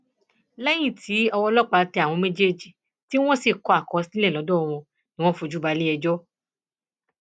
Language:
Yoruba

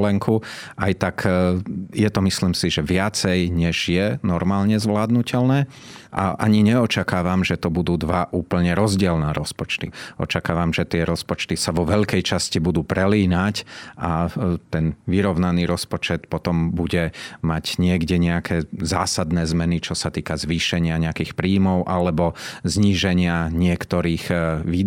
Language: Slovak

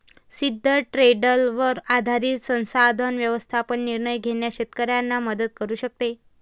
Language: Marathi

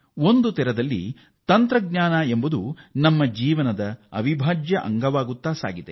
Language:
Kannada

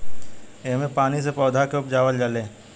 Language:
Bhojpuri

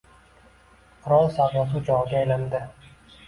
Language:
Uzbek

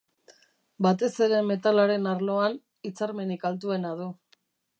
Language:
Basque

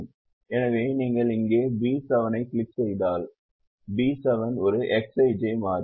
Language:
Tamil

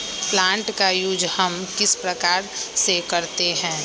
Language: Magahi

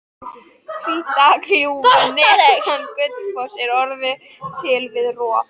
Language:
Icelandic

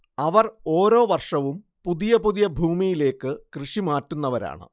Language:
Malayalam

